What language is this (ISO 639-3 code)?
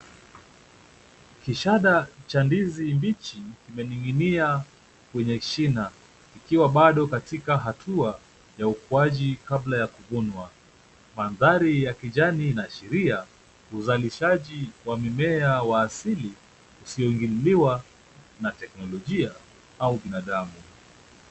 swa